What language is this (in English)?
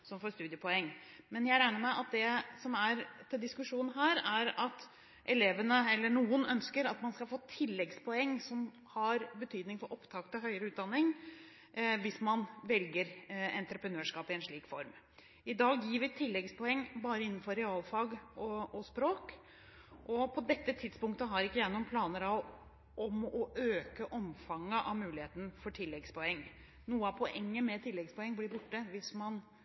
Norwegian Bokmål